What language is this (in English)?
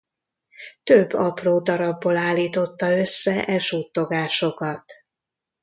Hungarian